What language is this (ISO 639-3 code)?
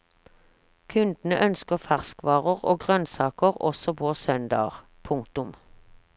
nor